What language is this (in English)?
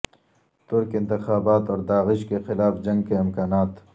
Urdu